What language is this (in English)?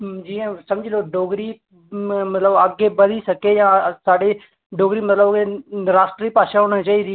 Dogri